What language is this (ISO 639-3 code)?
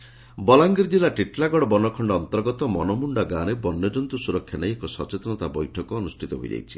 ori